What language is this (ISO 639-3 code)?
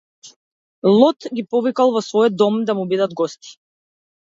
mkd